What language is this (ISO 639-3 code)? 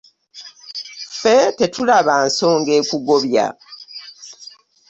lug